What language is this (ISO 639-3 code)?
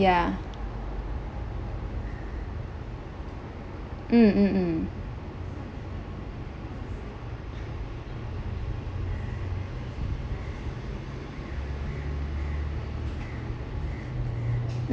eng